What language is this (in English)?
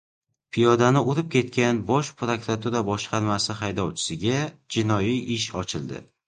Uzbek